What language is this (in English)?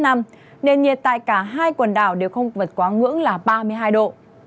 Vietnamese